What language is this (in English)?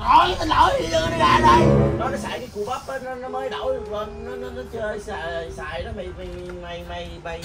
Vietnamese